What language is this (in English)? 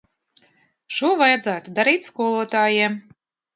Latvian